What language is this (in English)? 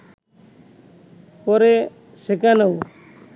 Bangla